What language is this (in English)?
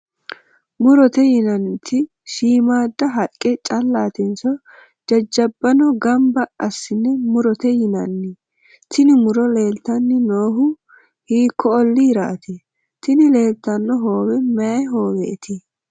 Sidamo